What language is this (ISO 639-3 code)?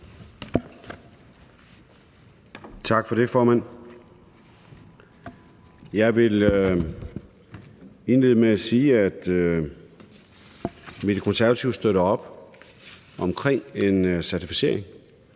dan